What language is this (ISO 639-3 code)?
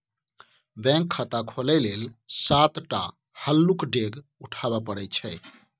mai